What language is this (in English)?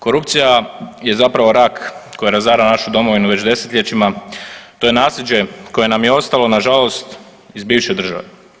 Croatian